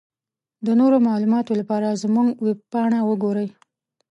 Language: Pashto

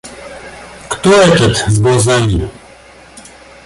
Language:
Russian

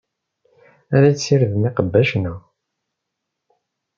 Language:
Kabyle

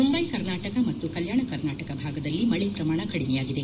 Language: Kannada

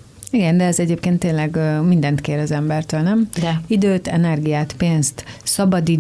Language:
Hungarian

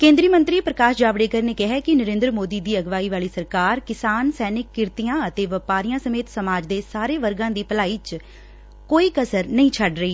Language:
Punjabi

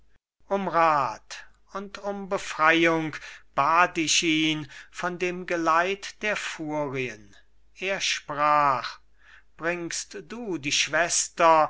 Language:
German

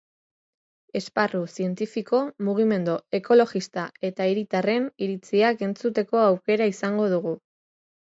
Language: Basque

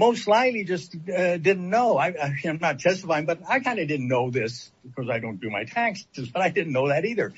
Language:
English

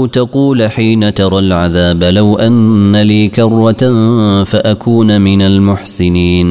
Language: Arabic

